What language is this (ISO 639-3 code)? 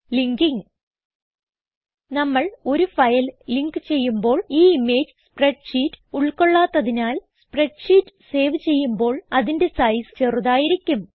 mal